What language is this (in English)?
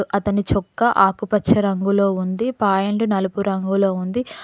Telugu